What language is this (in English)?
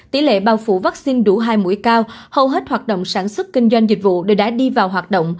Vietnamese